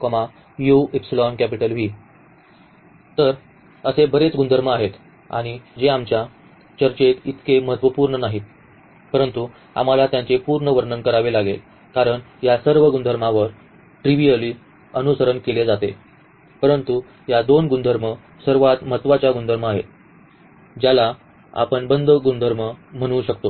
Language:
Marathi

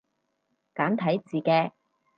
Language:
Cantonese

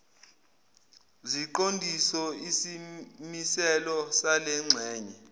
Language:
Zulu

